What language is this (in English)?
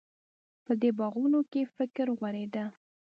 Pashto